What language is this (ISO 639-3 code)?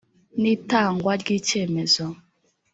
kin